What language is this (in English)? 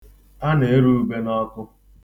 Igbo